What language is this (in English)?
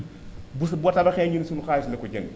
Wolof